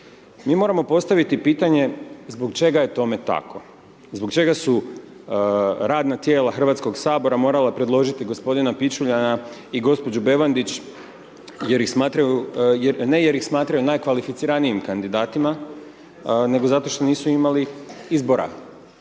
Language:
Croatian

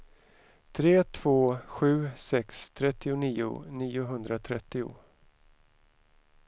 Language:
Swedish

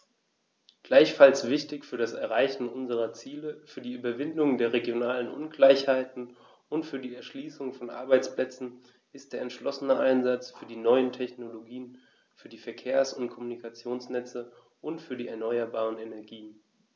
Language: German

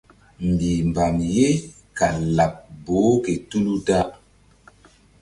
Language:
Mbum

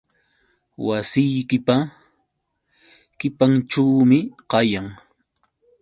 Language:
Yauyos Quechua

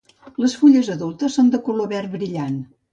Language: Catalan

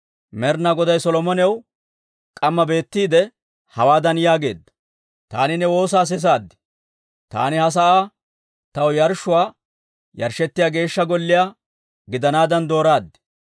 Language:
Dawro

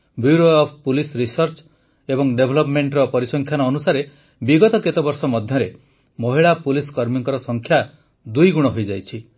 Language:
Odia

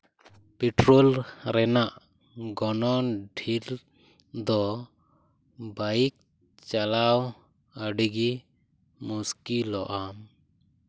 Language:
Santali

